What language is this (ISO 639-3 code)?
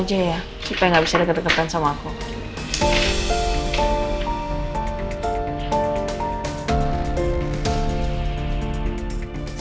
ind